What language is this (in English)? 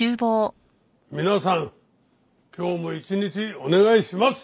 Japanese